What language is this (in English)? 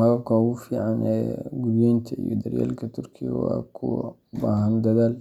Somali